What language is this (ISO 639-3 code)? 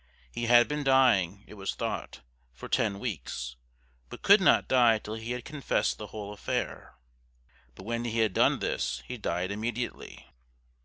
eng